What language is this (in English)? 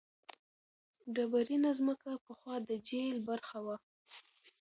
Pashto